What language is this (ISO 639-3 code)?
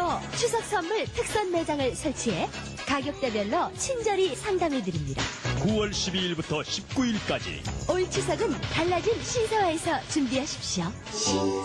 kor